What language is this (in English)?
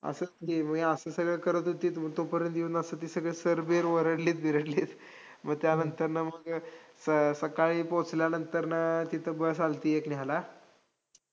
Marathi